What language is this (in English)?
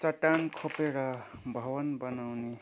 Nepali